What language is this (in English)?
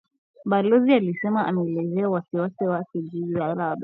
Swahili